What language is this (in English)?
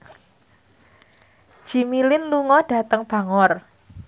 Javanese